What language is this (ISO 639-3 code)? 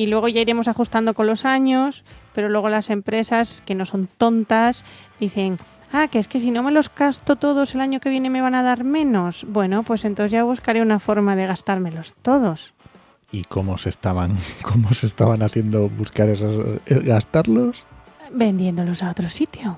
spa